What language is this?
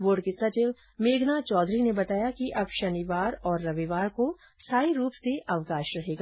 Hindi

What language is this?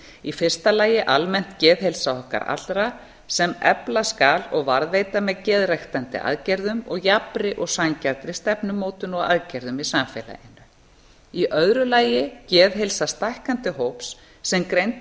Icelandic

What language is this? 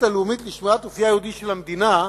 Hebrew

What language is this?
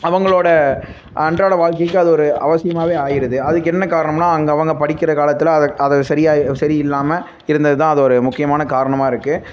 Tamil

